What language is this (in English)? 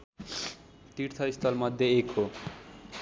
Nepali